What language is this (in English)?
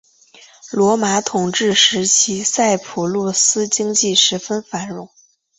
Chinese